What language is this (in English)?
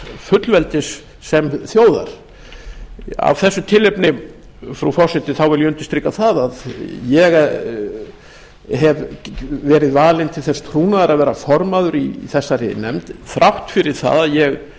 Icelandic